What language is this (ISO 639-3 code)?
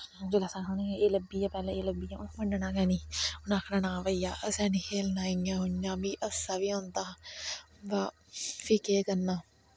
doi